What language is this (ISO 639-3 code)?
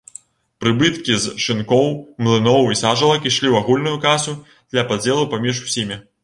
bel